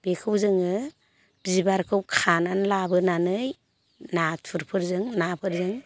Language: Bodo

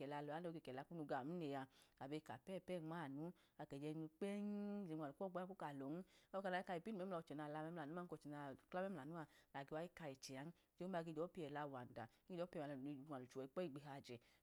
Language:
Idoma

